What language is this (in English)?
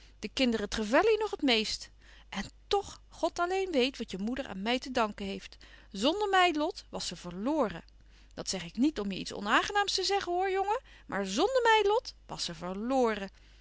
Dutch